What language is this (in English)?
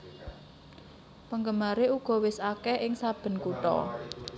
Javanese